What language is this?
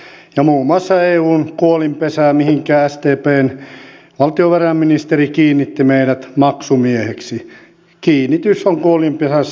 Finnish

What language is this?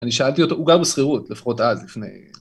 Hebrew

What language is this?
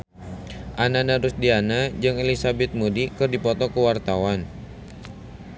Sundanese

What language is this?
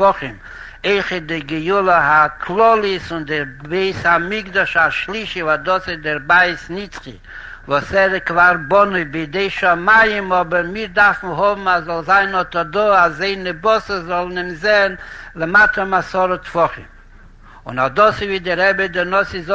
Hebrew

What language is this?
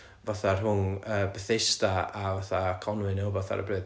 Welsh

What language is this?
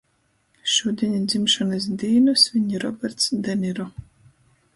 Latgalian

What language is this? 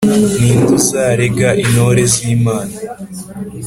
Kinyarwanda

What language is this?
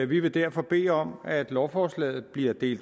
Danish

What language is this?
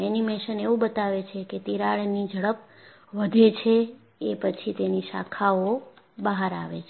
Gujarati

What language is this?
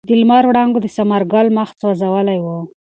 Pashto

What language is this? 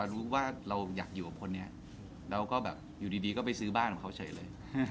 Thai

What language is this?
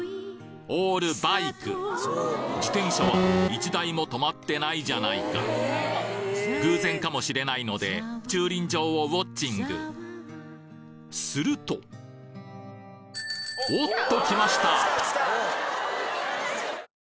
Japanese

